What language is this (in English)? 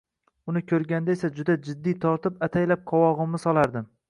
Uzbek